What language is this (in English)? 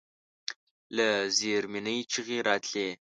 Pashto